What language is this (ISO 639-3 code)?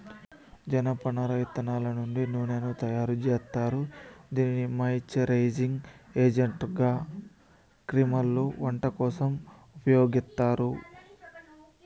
tel